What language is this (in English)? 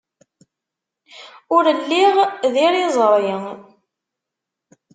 Kabyle